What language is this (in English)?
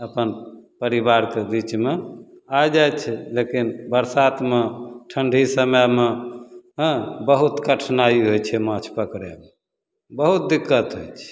Maithili